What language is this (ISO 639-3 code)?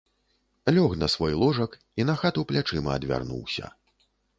bel